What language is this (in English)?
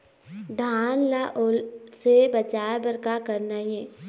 Chhattisgarhi